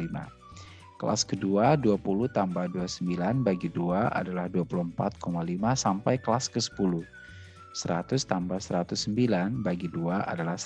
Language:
Indonesian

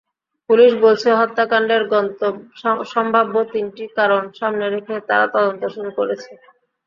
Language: Bangla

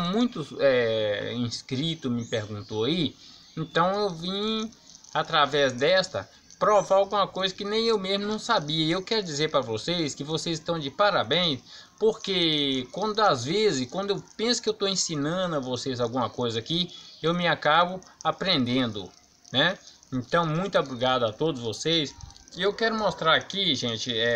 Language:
Portuguese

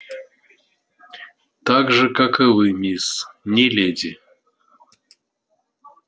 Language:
Russian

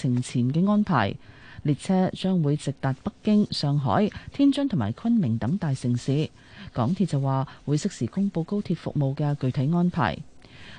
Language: Chinese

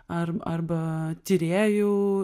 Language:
Lithuanian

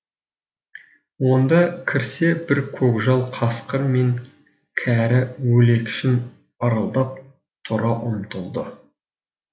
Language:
Kazakh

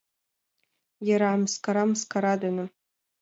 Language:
Mari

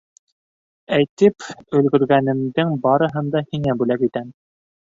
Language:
Bashkir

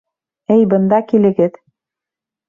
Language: Bashkir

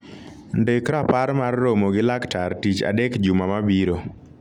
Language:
Luo (Kenya and Tanzania)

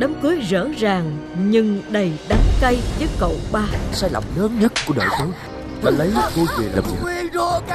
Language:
Vietnamese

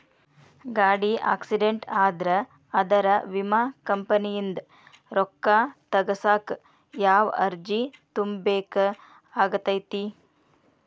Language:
Kannada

